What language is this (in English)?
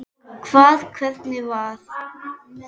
Icelandic